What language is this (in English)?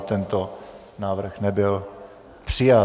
Czech